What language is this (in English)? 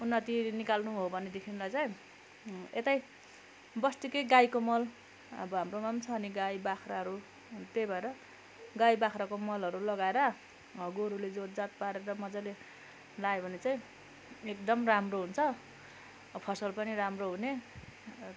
Nepali